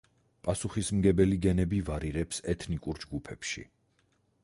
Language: Georgian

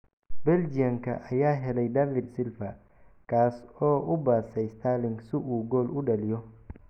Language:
Somali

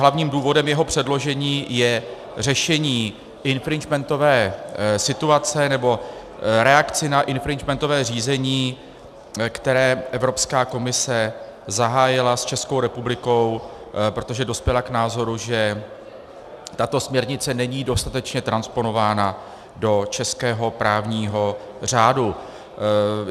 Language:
Czech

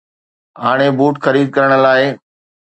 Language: Sindhi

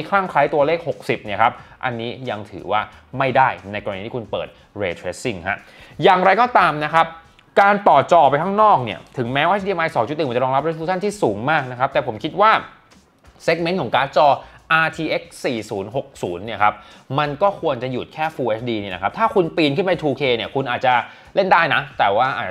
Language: Thai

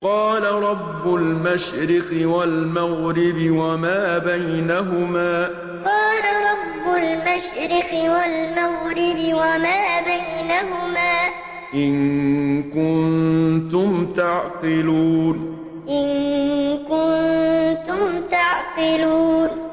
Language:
Arabic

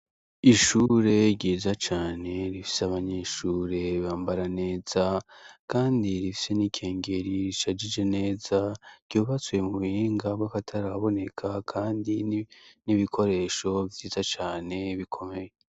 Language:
Rundi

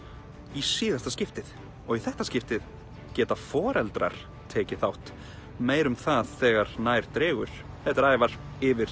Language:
Icelandic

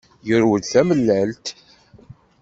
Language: Kabyle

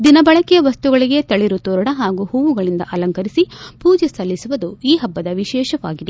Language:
Kannada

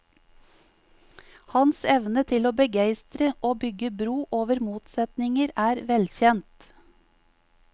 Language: Norwegian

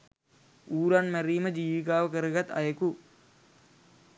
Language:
Sinhala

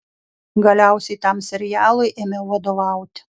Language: Lithuanian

